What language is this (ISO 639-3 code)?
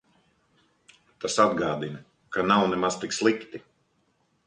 lav